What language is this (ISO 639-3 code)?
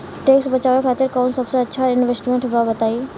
bho